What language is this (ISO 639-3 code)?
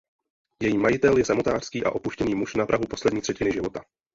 ces